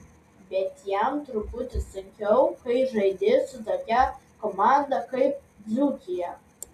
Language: Lithuanian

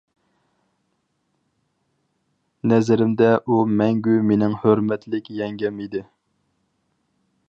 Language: Uyghur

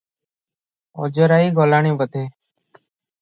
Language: Odia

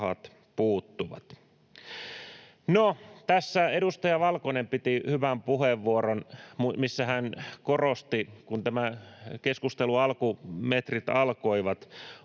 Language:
Finnish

